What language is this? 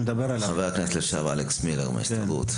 Hebrew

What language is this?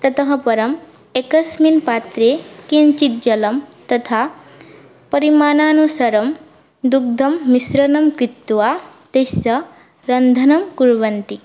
Sanskrit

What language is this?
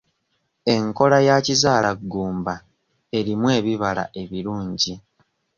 Ganda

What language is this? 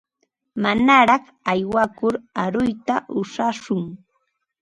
Ambo-Pasco Quechua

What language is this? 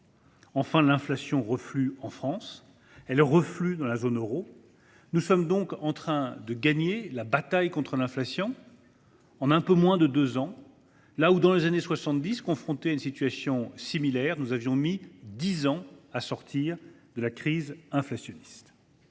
French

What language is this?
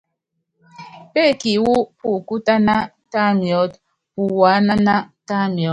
Yangben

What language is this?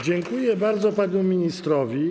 Polish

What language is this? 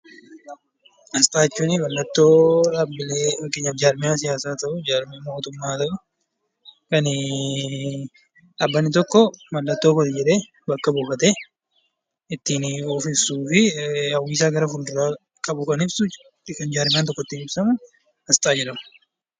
Oromo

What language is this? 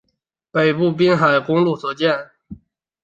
Chinese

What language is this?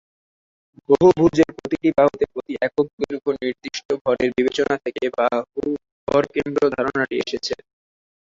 Bangla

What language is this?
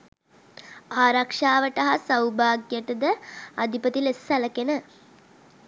Sinhala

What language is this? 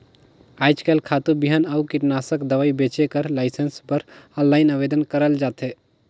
Chhattisgarhi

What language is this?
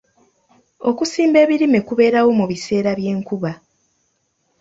Ganda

